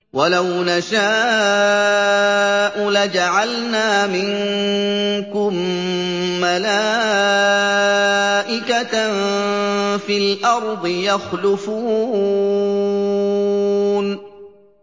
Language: Arabic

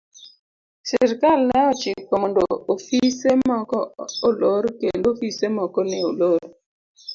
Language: Luo (Kenya and Tanzania)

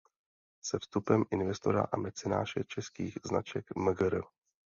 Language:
Czech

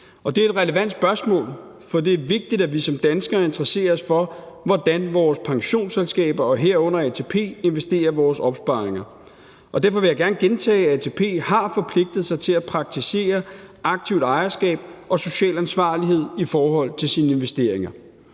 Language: Danish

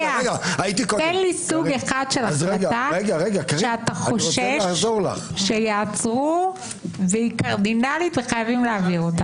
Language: Hebrew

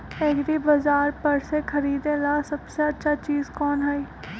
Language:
Magahi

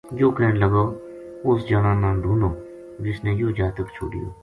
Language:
Gujari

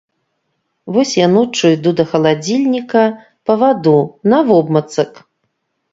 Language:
Belarusian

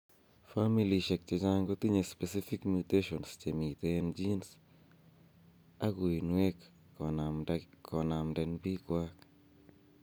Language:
Kalenjin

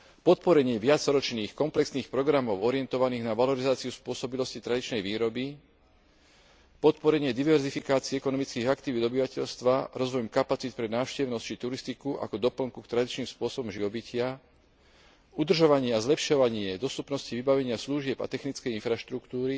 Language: Slovak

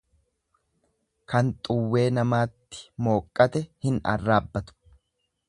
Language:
Oromo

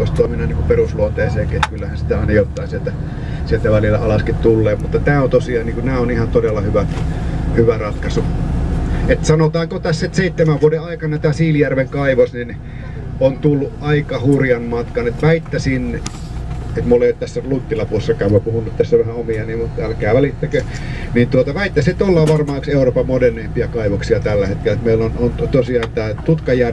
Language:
Finnish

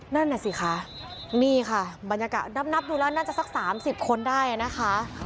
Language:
Thai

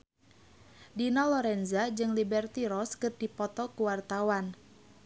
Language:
Sundanese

